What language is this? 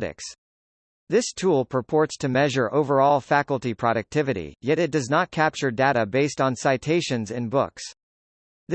English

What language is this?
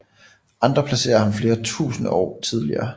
Danish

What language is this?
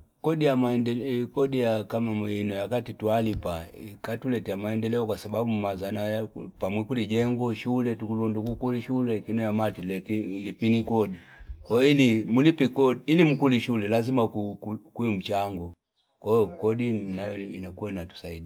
Fipa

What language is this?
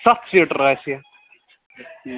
Kashmiri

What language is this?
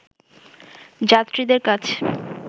Bangla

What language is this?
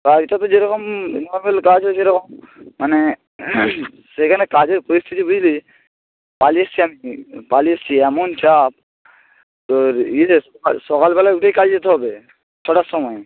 Bangla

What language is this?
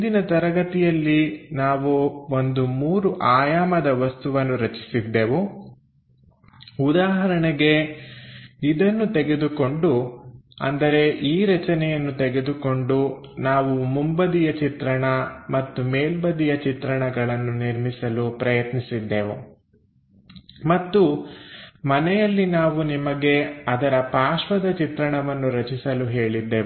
Kannada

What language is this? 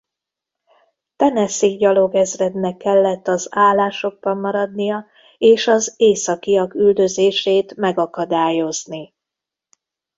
Hungarian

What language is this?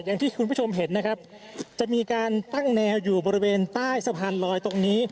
Thai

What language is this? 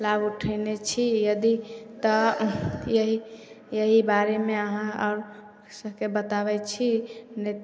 Maithili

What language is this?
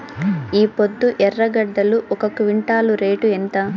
Telugu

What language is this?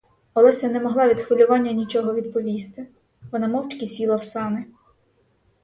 Ukrainian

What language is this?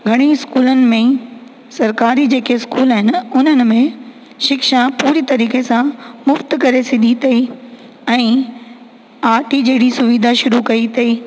Sindhi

